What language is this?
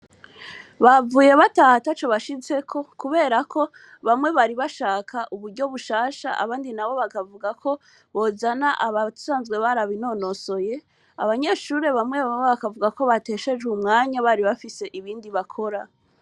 Rundi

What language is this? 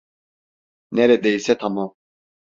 Turkish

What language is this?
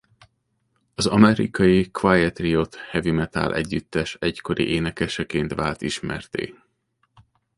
Hungarian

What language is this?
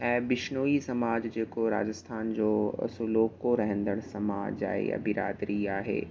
Sindhi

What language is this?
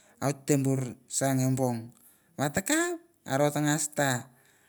Mandara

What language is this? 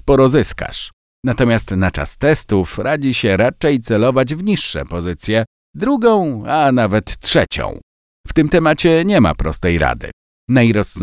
Polish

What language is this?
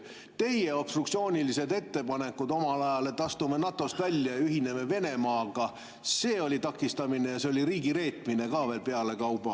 Estonian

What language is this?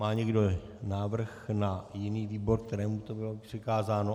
Czech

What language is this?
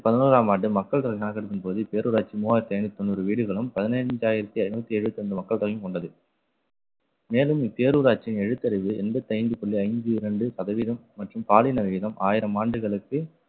Tamil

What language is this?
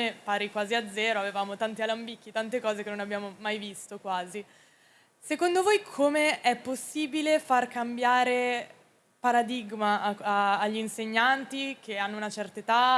Italian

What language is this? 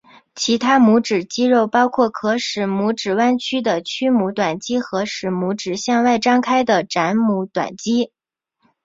Chinese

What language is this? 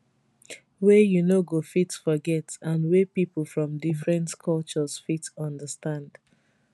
Nigerian Pidgin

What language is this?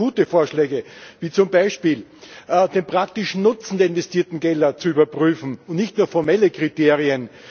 German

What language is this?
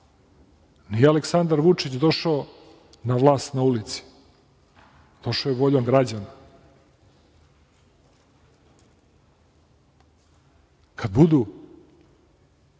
Serbian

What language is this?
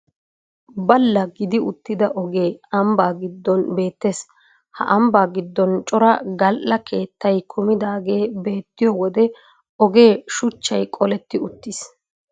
Wolaytta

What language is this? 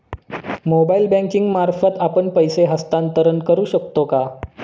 Marathi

